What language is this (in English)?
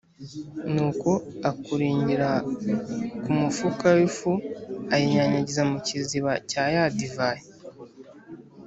Kinyarwanda